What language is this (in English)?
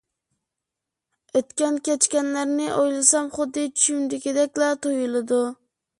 Uyghur